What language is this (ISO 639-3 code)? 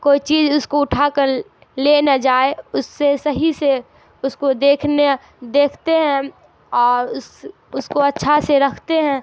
urd